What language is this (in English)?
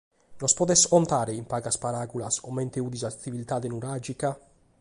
Sardinian